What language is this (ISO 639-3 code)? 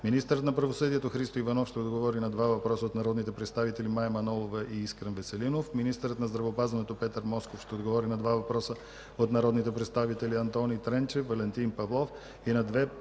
bul